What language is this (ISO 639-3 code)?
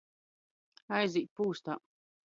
ltg